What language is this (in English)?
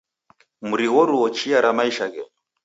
Taita